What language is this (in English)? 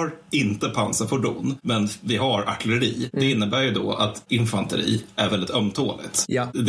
Swedish